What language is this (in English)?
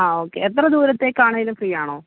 Malayalam